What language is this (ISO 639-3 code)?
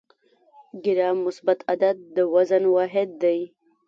pus